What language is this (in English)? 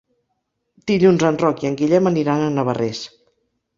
Catalan